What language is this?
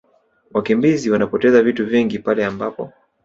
Swahili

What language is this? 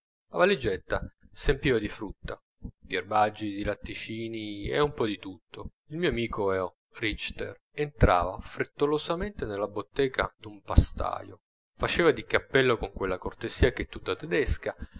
Italian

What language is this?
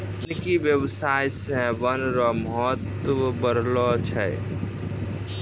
Maithili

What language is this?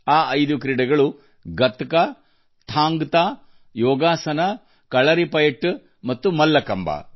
Kannada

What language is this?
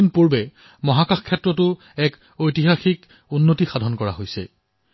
Assamese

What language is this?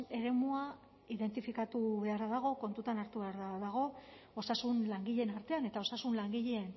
Basque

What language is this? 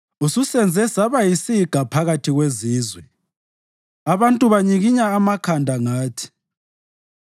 North Ndebele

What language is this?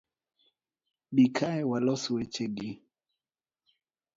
Luo (Kenya and Tanzania)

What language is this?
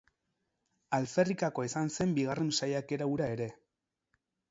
Basque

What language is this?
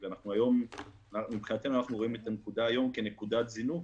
Hebrew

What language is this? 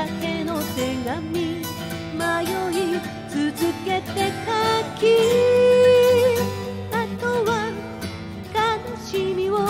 Japanese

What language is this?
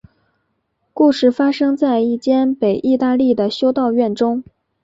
Chinese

